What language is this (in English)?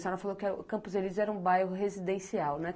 Portuguese